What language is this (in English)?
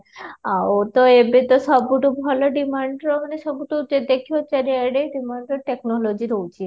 Odia